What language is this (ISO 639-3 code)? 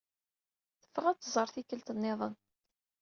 kab